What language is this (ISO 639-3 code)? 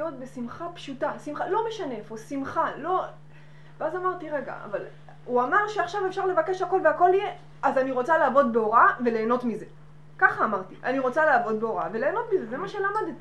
heb